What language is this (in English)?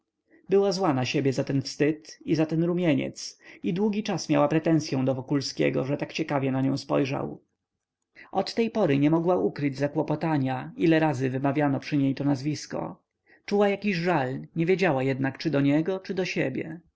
Polish